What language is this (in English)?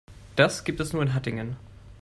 German